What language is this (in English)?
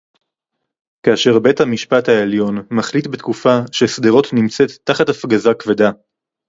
Hebrew